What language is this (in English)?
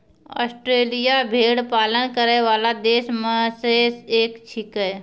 Maithili